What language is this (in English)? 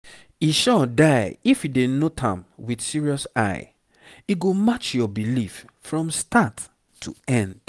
Nigerian Pidgin